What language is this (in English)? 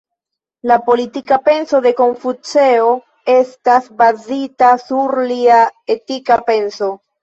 Esperanto